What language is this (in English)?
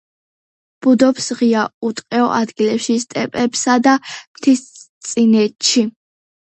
Georgian